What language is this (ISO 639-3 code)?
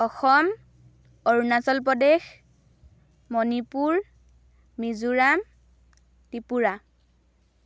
asm